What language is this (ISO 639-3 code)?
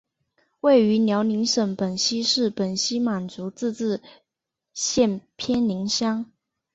zho